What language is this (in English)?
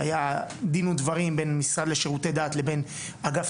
Hebrew